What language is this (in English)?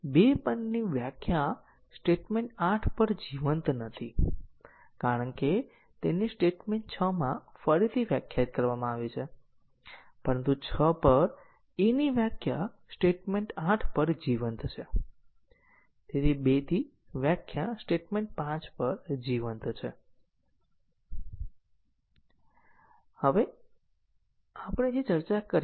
Gujarati